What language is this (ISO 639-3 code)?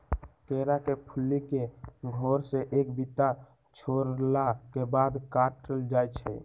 mag